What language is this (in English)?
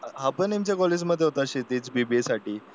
Marathi